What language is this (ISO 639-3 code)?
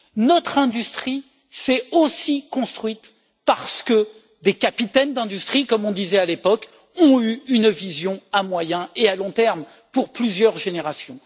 fra